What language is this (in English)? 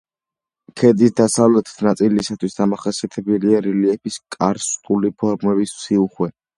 Georgian